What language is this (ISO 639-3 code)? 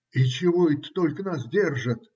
rus